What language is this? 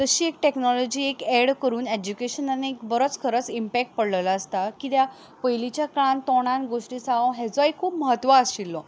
Konkani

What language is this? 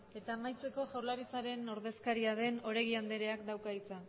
Basque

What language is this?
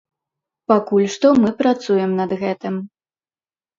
Belarusian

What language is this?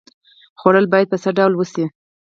Pashto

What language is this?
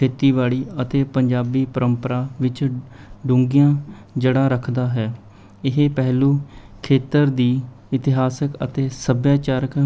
Punjabi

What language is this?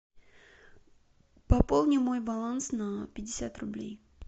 Russian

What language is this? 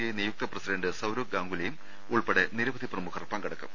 Malayalam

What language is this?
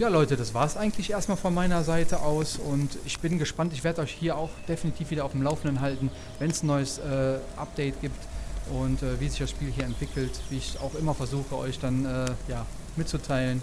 German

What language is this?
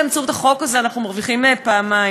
Hebrew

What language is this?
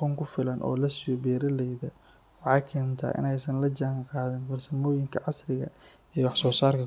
Somali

